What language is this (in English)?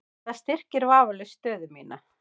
Icelandic